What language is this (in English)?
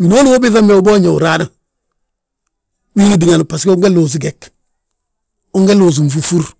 Balanta-Ganja